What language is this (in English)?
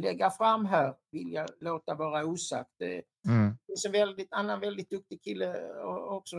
Swedish